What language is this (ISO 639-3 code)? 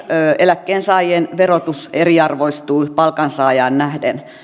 fin